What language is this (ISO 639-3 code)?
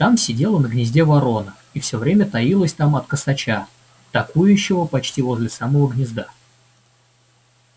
rus